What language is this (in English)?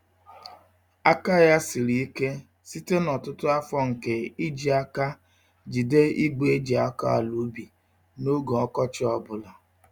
Igbo